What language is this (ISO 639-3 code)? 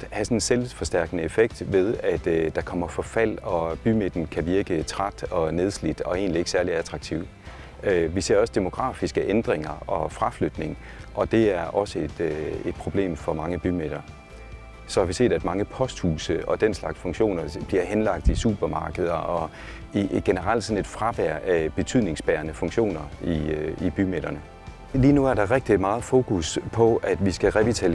dan